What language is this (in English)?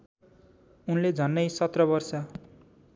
Nepali